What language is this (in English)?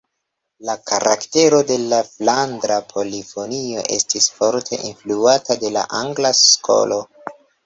Esperanto